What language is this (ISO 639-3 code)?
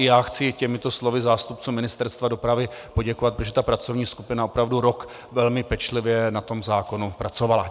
ces